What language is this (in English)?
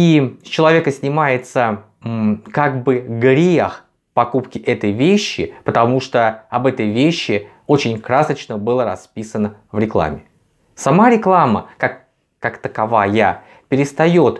Russian